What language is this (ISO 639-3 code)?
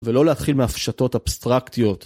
heb